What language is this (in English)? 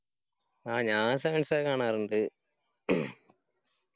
Malayalam